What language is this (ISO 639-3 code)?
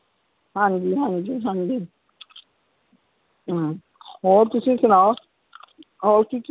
pan